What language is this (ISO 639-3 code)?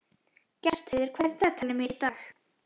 isl